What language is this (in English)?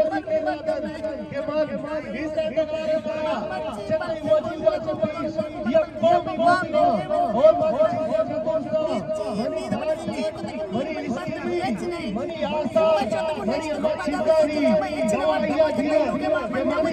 Arabic